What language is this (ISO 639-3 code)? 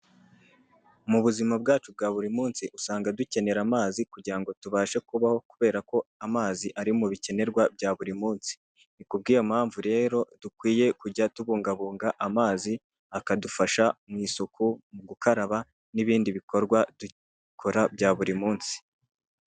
kin